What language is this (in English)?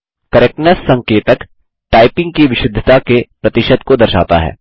Hindi